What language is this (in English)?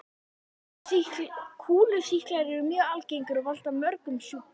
Icelandic